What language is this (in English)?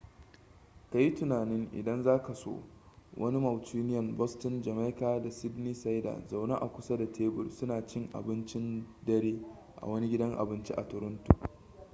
Hausa